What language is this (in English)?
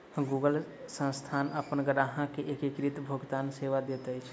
Maithili